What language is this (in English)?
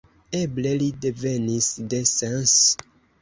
Esperanto